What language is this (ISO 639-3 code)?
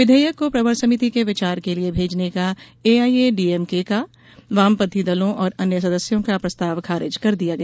hin